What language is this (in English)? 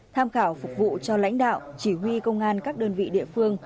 Vietnamese